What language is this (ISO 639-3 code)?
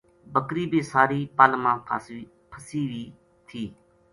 gju